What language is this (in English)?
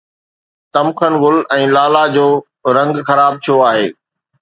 Sindhi